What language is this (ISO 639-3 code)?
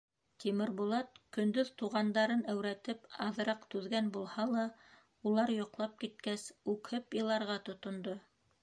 bak